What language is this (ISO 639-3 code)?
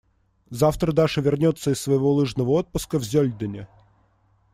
rus